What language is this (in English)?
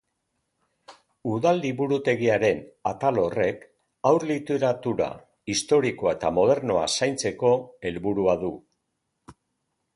Basque